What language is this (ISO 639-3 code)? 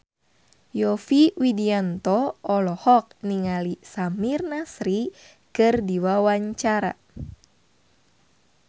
sun